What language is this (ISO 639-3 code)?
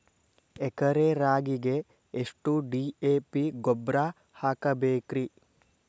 kan